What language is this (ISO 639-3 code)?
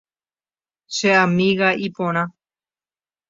grn